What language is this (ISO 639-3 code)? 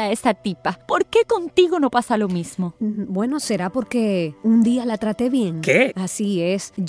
spa